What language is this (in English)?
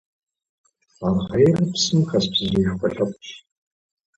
Kabardian